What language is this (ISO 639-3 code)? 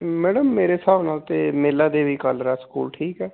pan